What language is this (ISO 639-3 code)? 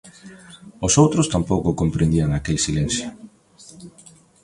glg